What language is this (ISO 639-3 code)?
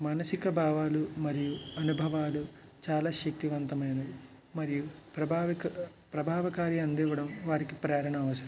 tel